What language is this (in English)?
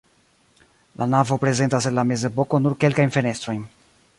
Esperanto